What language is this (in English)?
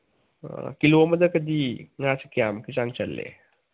Manipuri